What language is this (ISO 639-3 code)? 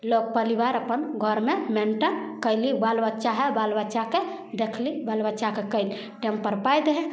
mai